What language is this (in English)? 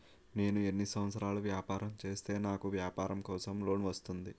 Telugu